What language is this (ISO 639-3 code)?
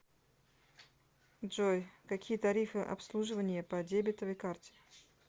rus